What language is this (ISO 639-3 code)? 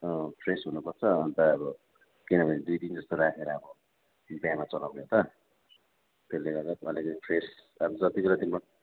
nep